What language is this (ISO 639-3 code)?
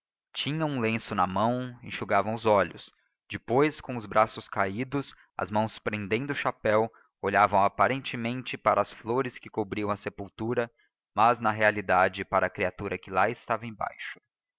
por